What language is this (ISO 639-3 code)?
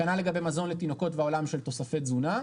heb